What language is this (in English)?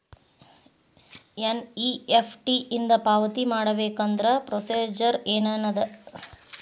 Kannada